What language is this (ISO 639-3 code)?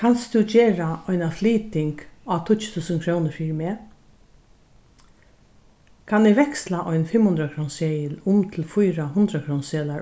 fao